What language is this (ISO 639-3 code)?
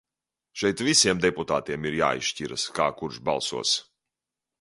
lav